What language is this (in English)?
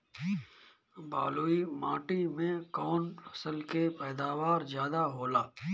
Bhojpuri